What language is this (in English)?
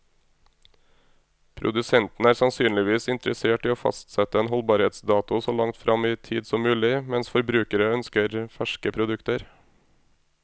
Norwegian